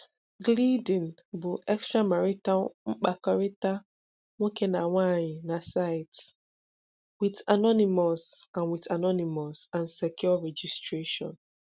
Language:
Igbo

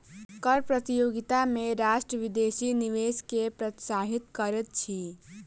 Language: Maithili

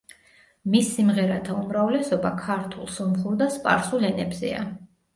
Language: Georgian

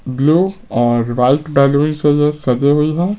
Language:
Hindi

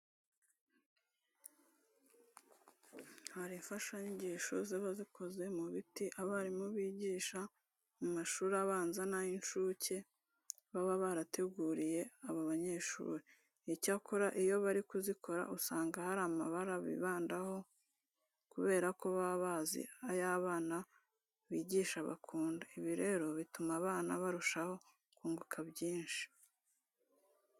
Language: Kinyarwanda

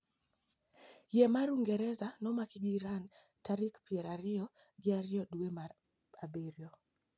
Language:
Luo (Kenya and Tanzania)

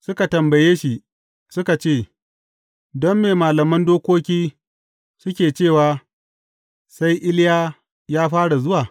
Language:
Hausa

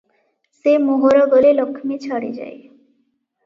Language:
Odia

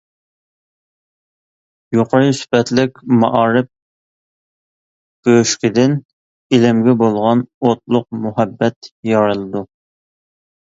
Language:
Uyghur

